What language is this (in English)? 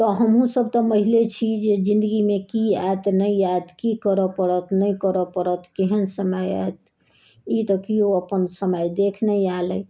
Maithili